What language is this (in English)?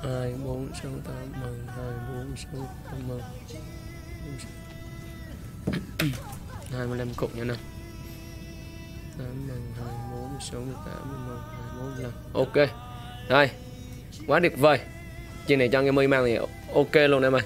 Vietnamese